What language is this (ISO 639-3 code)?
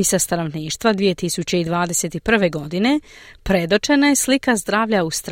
hrv